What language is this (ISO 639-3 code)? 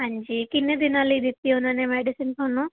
pan